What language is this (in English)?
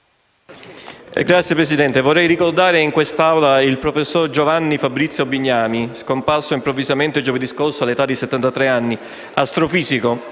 Italian